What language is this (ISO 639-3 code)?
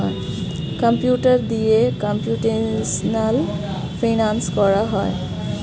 ben